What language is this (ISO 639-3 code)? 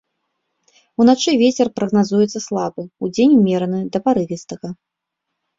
bel